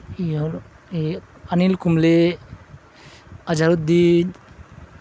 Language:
Urdu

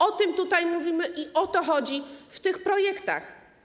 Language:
Polish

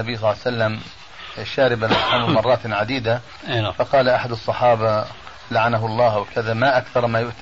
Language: Arabic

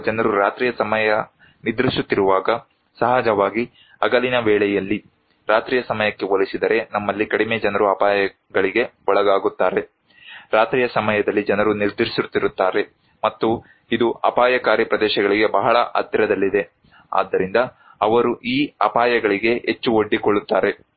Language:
Kannada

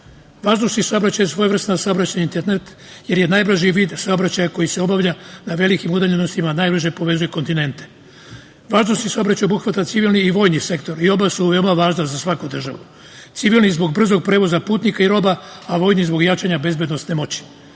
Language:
Serbian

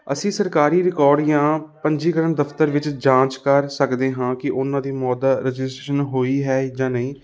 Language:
Punjabi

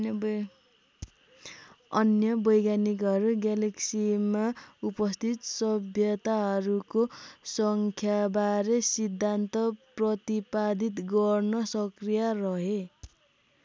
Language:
Nepali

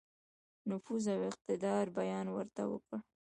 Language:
Pashto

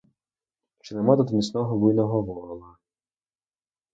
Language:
Ukrainian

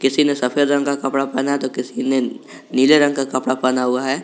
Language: Hindi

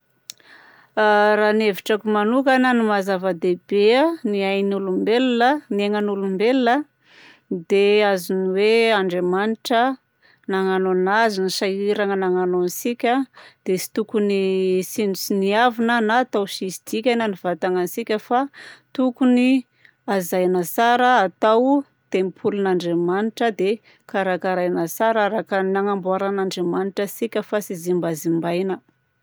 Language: Southern Betsimisaraka Malagasy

